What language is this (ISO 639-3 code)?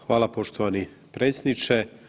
hrv